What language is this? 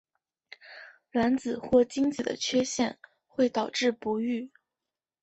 Chinese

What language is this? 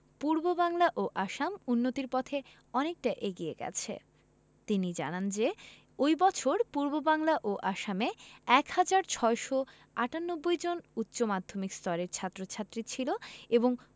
Bangla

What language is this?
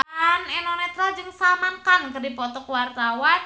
Sundanese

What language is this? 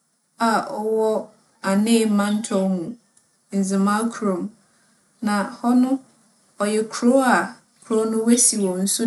Akan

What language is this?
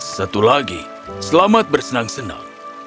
Indonesian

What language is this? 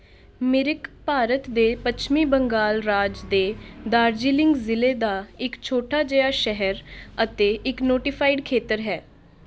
Punjabi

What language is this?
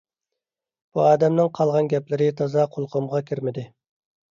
Uyghur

